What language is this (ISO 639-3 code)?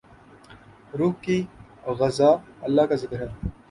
urd